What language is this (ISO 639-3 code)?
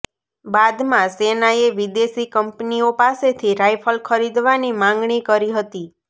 guj